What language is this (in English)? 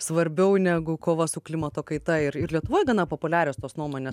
Lithuanian